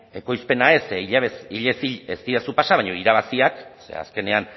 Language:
Basque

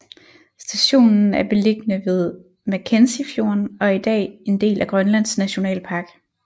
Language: Danish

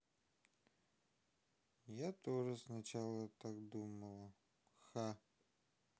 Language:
Russian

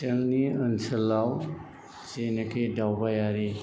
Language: Bodo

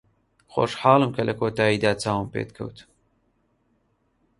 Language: Central Kurdish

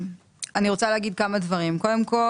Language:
Hebrew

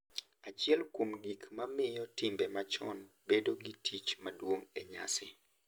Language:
Luo (Kenya and Tanzania)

